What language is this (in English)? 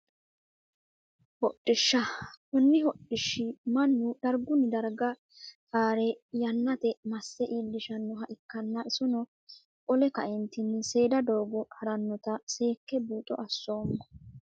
Sidamo